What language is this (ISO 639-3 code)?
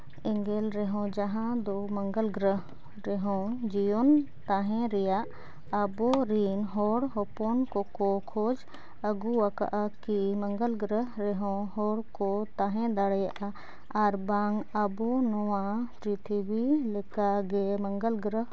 sat